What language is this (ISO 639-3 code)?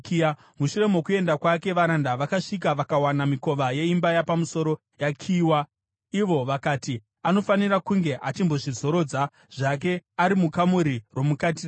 sna